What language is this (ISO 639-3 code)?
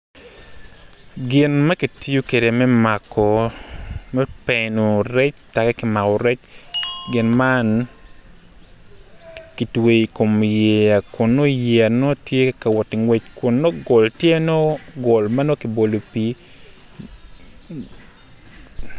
ach